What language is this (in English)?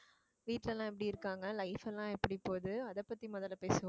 Tamil